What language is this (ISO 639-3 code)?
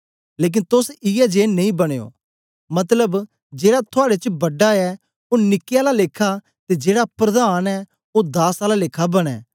doi